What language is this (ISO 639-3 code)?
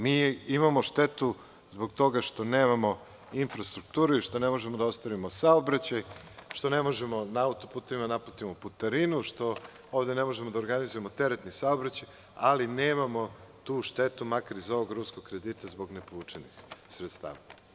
srp